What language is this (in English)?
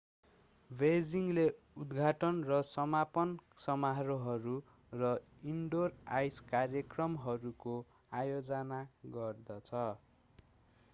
Nepali